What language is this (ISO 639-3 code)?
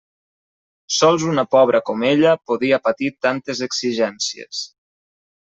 cat